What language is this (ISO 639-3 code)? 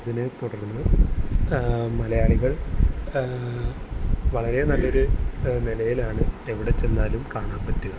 mal